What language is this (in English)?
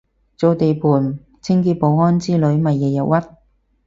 Cantonese